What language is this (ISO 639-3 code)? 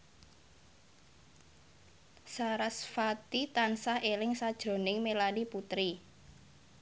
jav